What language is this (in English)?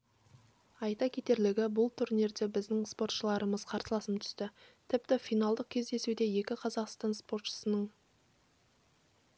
Kazakh